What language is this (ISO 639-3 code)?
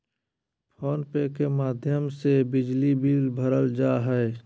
mag